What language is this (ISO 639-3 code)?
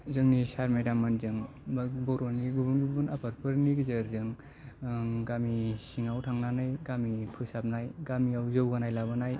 brx